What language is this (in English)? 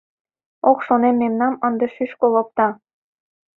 Mari